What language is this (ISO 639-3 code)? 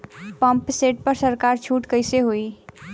bho